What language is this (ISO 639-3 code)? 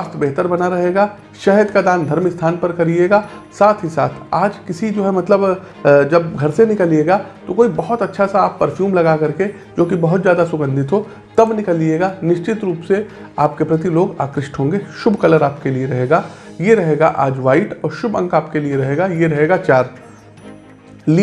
hin